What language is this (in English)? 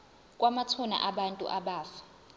Zulu